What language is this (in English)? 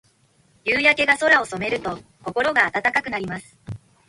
Japanese